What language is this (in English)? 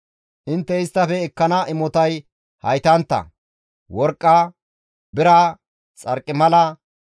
Gamo